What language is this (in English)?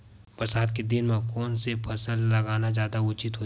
Chhattisgarhi